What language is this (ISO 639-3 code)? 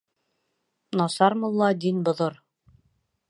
bak